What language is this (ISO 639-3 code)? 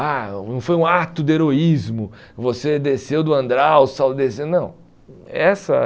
por